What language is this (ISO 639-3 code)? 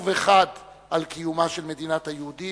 heb